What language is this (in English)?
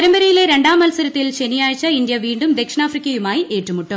Malayalam